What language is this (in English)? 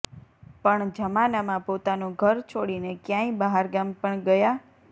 Gujarati